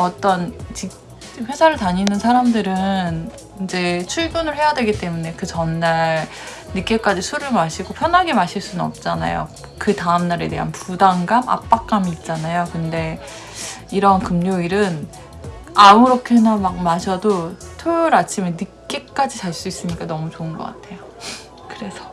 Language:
Korean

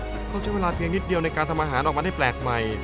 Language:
Thai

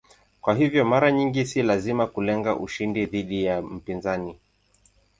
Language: Swahili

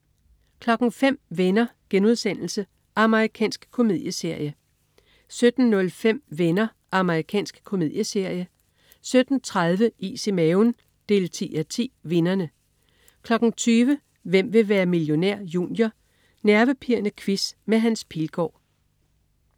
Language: Danish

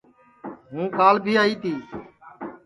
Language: Sansi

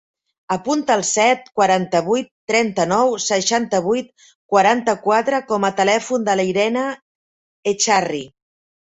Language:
Catalan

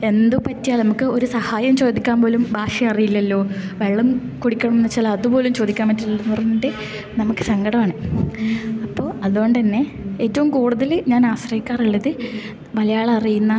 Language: Malayalam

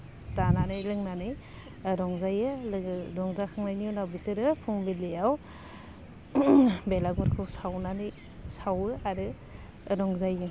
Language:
Bodo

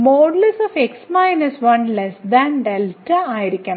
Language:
Malayalam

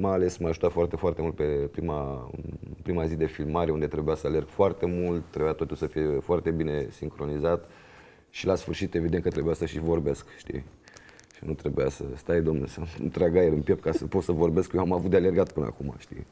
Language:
Romanian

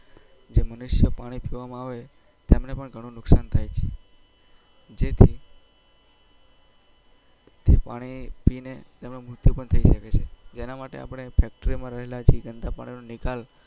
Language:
Gujarati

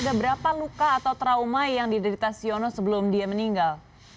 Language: Indonesian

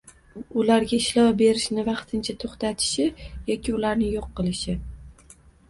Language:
Uzbek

